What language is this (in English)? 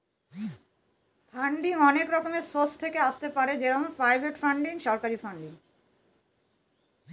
Bangla